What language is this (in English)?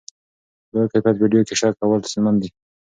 Pashto